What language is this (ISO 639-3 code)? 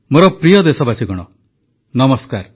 ori